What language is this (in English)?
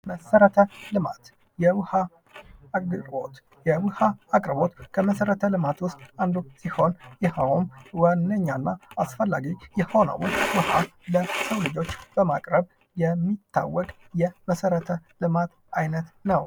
Amharic